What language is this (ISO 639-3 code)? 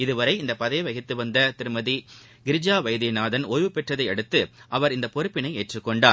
tam